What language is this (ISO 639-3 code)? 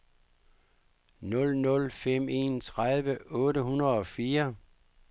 dan